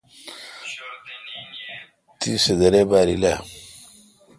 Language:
Kalkoti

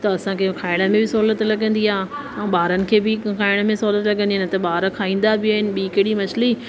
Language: Sindhi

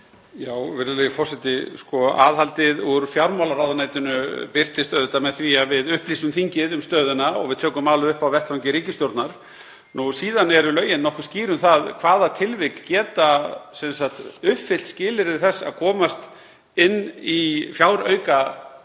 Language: Icelandic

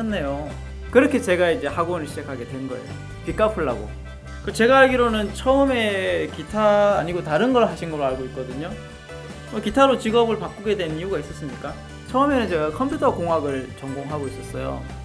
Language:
Korean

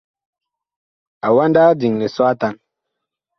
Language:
Bakoko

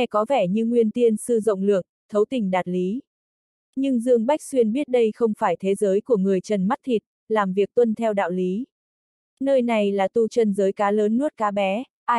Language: Vietnamese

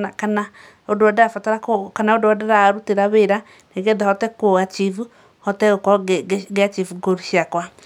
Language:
Kikuyu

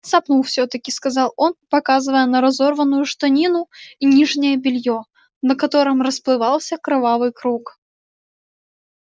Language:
Russian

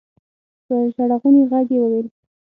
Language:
Pashto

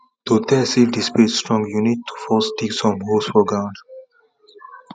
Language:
Nigerian Pidgin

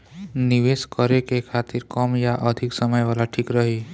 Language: Bhojpuri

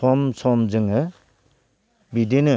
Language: Bodo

